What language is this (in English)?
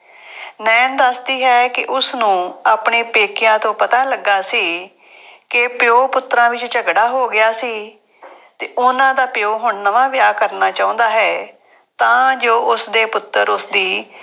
Punjabi